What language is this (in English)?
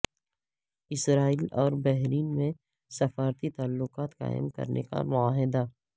Urdu